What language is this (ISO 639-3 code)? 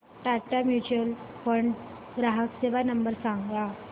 mar